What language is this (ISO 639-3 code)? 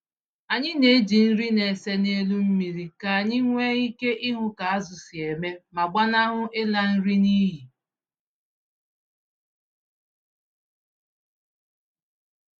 ibo